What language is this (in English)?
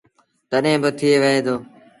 Sindhi Bhil